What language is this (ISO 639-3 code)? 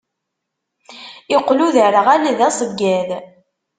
kab